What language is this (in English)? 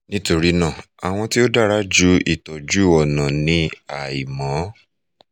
Yoruba